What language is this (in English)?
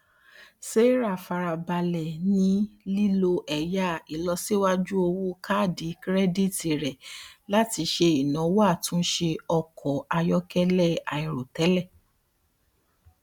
Yoruba